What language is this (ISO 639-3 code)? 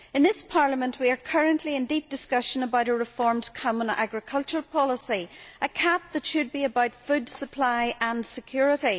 eng